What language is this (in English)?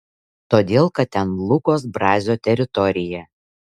Lithuanian